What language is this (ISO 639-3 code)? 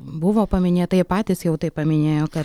lit